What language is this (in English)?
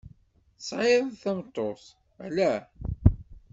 Kabyle